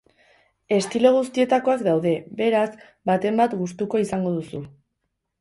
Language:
Basque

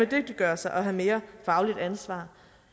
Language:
Danish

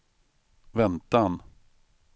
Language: Swedish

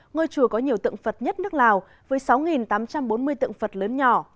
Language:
Vietnamese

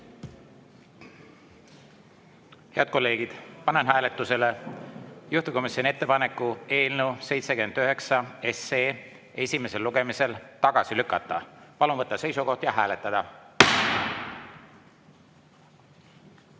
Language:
Estonian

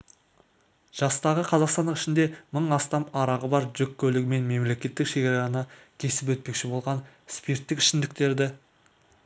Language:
Kazakh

